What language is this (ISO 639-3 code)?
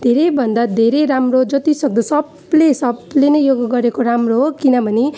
nep